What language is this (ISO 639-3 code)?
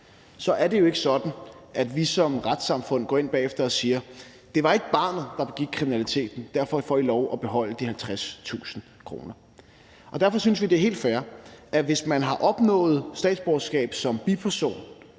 dan